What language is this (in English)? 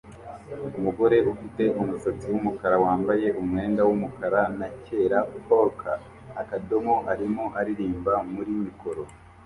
Kinyarwanda